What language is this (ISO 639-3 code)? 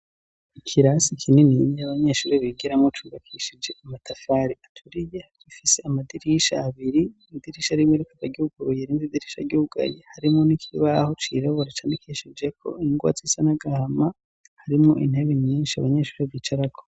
run